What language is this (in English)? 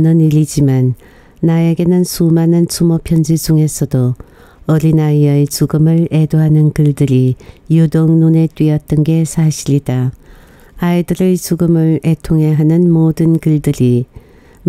Korean